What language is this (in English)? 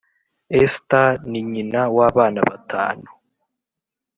Kinyarwanda